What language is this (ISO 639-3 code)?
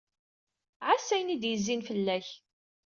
kab